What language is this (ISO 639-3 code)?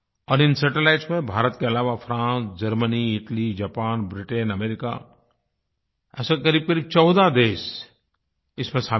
hin